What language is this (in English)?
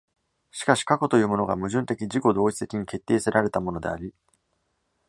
Japanese